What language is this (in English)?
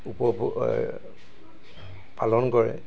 Assamese